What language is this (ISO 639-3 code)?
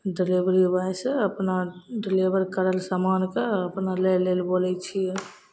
mai